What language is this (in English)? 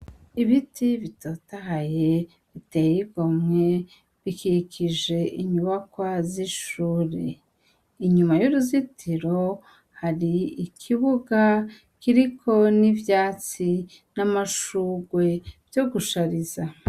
Rundi